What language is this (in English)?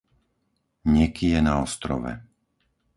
Slovak